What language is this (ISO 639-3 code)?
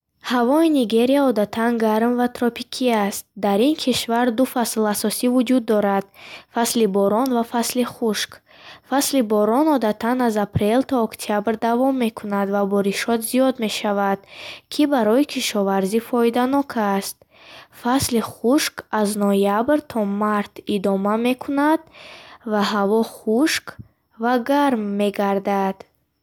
bhh